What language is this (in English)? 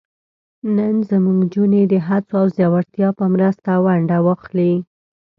Pashto